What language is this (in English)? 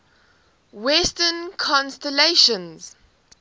English